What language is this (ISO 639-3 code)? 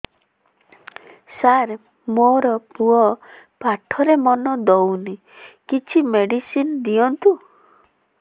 ori